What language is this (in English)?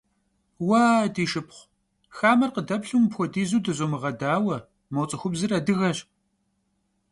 Kabardian